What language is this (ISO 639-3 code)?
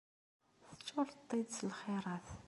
kab